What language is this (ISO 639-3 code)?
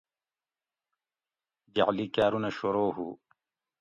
gwc